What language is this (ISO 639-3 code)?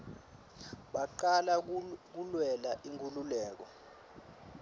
ssw